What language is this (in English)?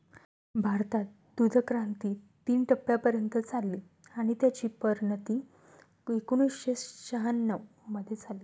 Marathi